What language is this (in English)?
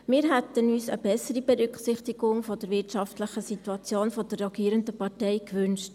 Swiss German